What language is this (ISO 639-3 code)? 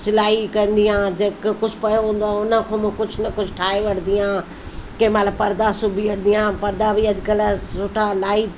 snd